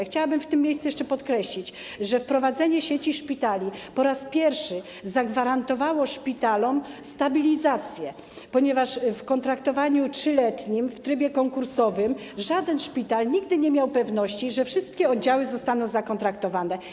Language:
Polish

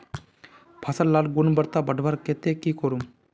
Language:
Magahi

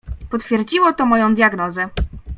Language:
Polish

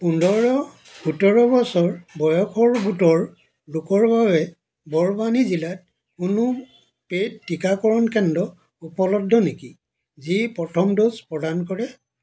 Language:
Assamese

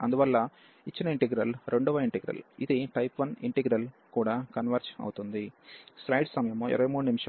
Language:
Telugu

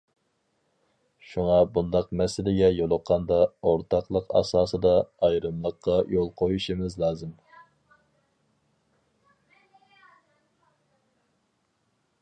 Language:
Uyghur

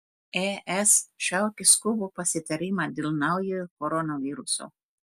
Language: Lithuanian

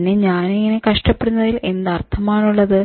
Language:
Malayalam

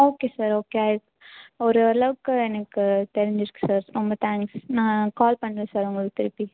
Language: Tamil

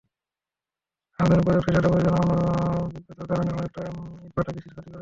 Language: Bangla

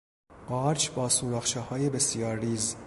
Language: Persian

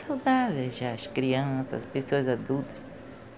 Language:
Portuguese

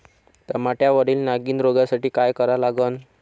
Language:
Marathi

